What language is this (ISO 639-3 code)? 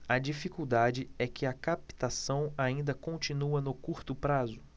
por